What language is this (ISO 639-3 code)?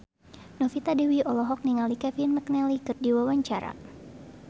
sun